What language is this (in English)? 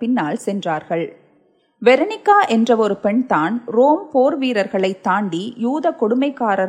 Tamil